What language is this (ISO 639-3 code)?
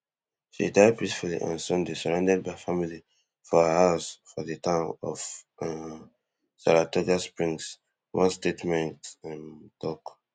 pcm